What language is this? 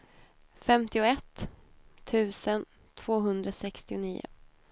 Swedish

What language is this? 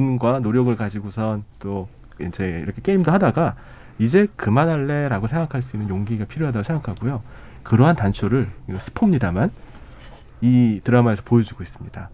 Korean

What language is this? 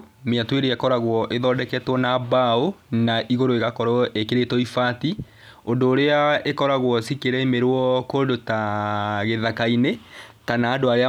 Kikuyu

